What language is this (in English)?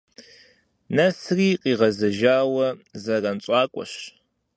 Kabardian